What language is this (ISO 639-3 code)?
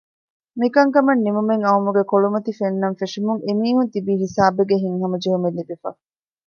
div